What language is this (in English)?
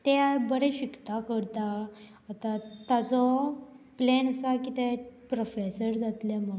Konkani